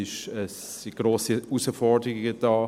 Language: Swiss German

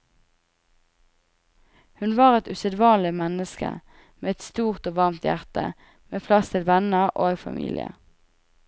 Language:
Norwegian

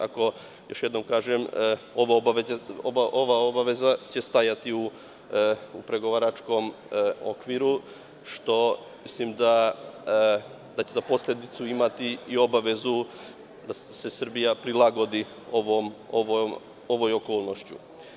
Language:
Serbian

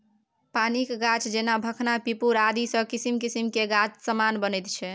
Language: Maithili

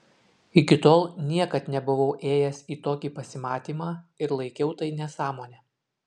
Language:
Lithuanian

